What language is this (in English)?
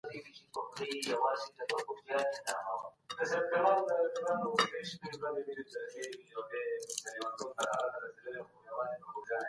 Pashto